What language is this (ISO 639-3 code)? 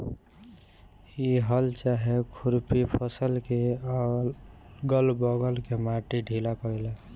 bho